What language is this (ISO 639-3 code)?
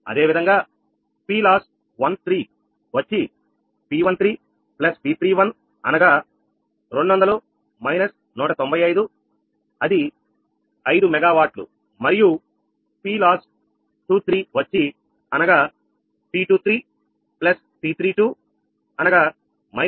tel